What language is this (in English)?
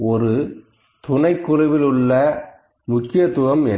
Tamil